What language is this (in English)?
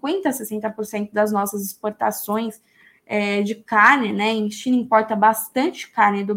Portuguese